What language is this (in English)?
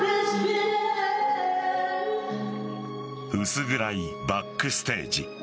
Japanese